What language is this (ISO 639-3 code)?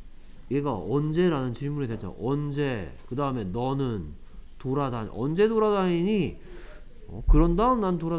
kor